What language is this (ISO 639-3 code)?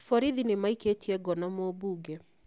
kik